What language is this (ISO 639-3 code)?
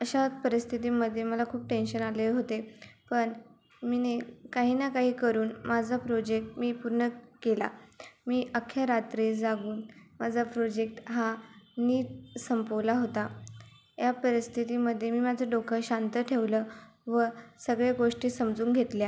mar